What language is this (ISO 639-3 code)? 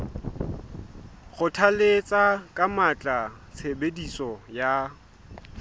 sot